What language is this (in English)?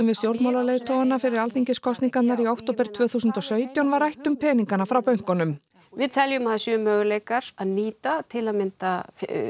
Icelandic